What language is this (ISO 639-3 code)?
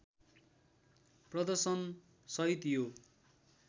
nep